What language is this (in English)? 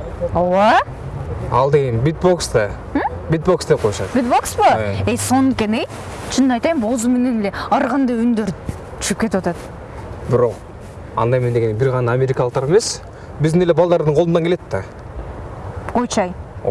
Turkish